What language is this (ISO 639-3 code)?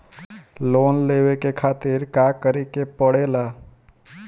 bho